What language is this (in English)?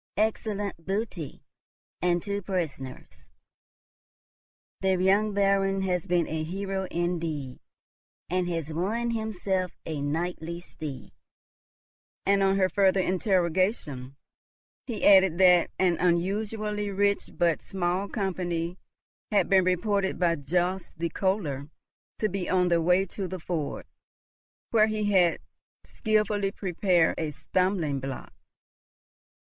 English